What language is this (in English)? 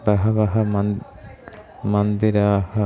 Sanskrit